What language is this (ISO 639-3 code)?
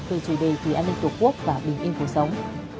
vie